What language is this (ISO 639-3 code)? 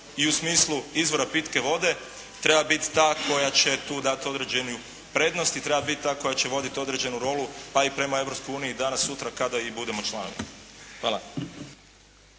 hrv